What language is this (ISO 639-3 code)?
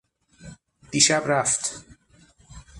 fas